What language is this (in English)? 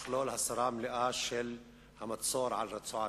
Hebrew